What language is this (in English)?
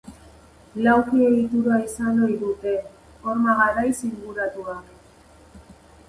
Basque